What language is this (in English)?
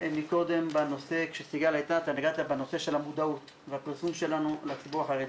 Hebrew